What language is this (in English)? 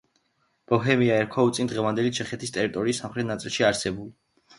Georgian